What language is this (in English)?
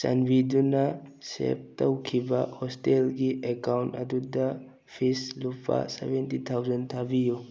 Manipuri